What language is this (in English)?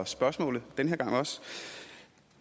Danish